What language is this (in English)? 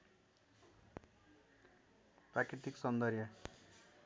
Nepali